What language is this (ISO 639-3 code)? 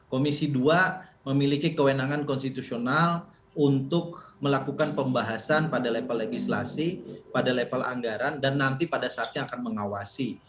ind